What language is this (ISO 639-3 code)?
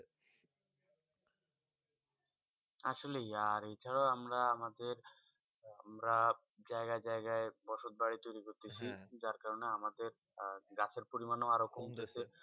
ben